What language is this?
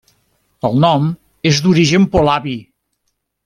Catalan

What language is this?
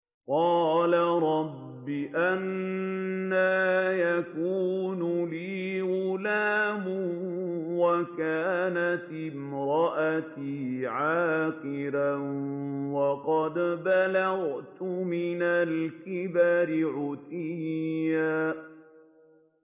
Arabic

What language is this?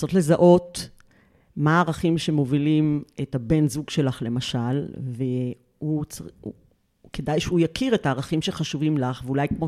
Hebrew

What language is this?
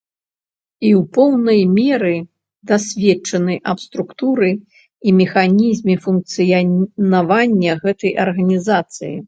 Belarusian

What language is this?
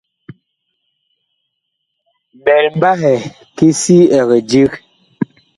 Bakoko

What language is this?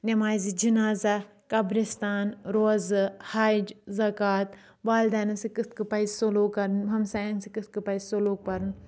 Kashmiri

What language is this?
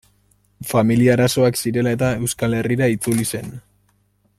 Basque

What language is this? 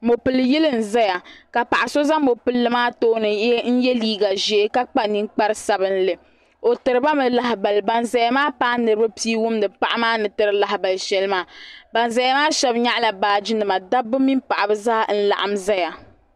Dagbani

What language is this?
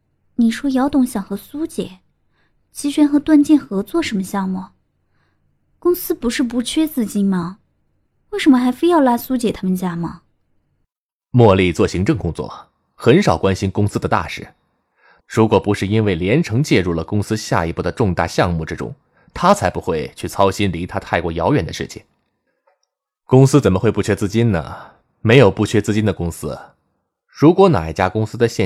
Chinese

